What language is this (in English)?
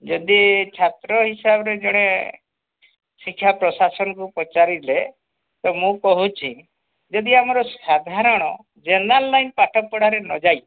Odia